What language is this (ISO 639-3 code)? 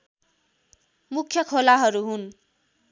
nep